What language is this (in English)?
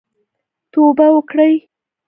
Pashto